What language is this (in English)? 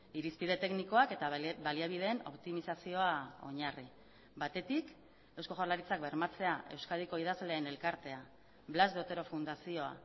Basque